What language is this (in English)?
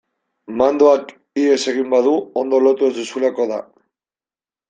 Basque